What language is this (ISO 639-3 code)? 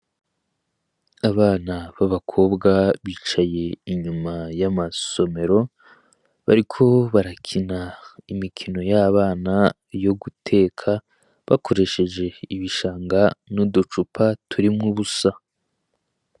run